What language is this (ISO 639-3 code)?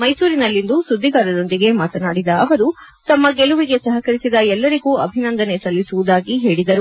kan